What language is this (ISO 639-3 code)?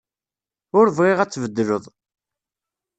kab